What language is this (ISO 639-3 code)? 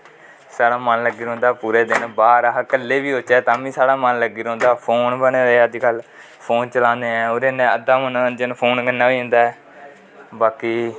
doi